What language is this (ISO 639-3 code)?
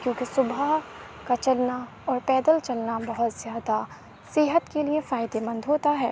urd